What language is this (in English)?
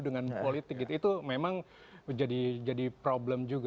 Indonesian